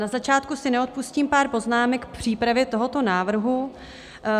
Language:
Czech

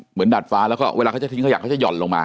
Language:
Thai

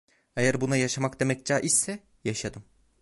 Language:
Turkish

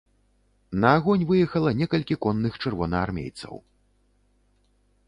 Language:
Belarusian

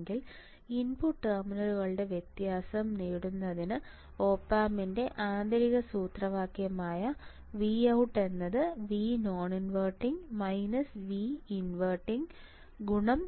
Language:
Malayalam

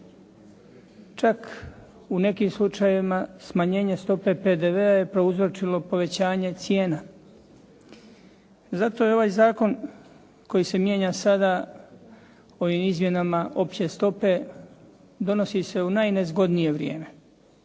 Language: Croatian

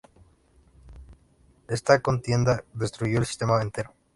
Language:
Spanish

